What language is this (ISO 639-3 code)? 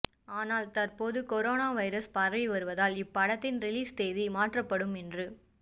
tam